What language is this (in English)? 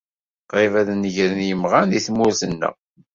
Kabyle